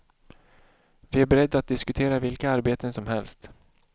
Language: Swedish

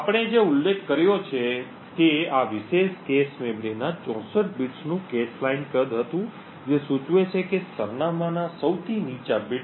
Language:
Gujarati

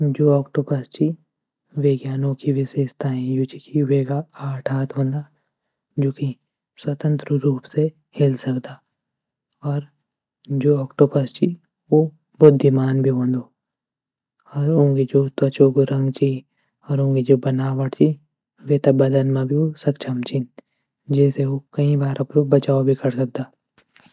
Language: Garhwali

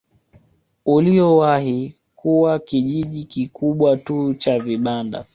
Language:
Swahili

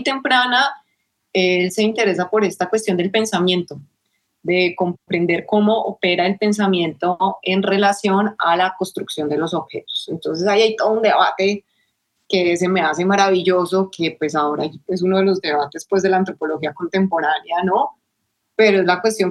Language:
Spanish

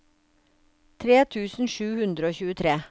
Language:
Norwegian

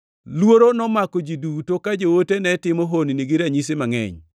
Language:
Luo (Kenya and Tanzania)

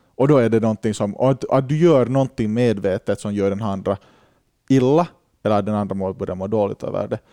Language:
Swedish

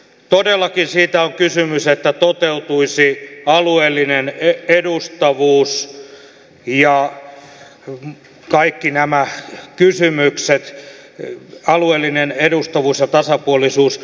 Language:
Finnish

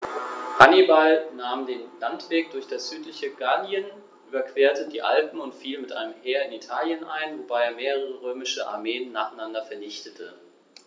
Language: German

